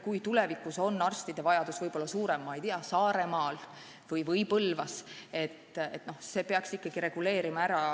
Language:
Estonian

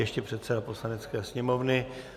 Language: Czech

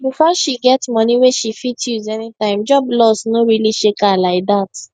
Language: Nigerian Pidgin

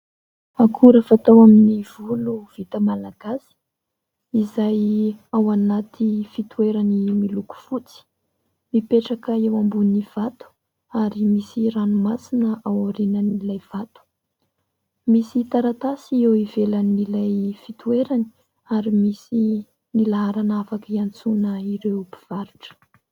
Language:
Malagasy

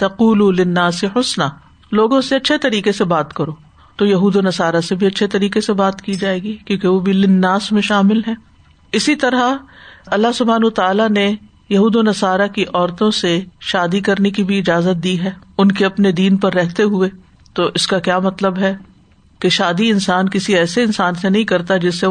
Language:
Urdu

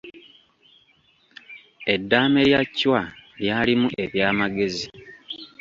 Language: Ganda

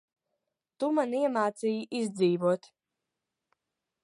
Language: Latvian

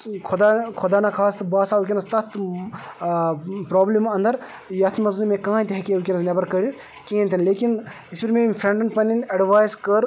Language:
Kashmiri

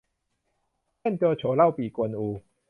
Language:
Thai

